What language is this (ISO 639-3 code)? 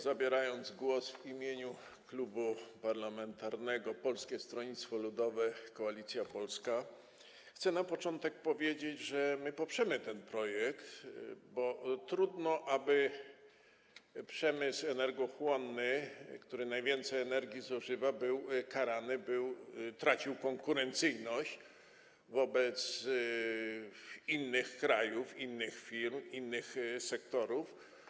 pol